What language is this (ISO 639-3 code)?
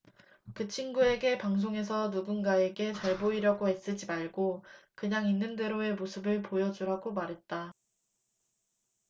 kor